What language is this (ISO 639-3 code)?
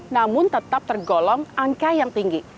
ind